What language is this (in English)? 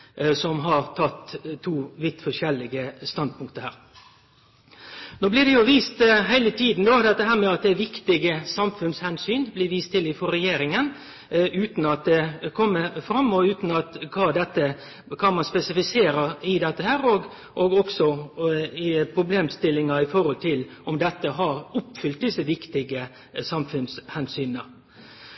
Norwegian Nynorsk